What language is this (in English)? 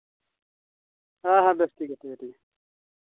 Santali